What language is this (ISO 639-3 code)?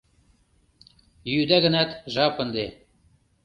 chm